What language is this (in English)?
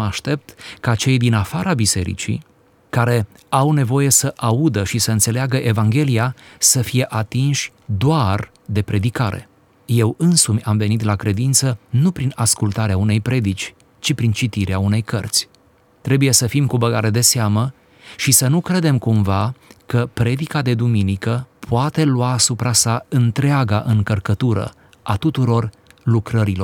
Romanian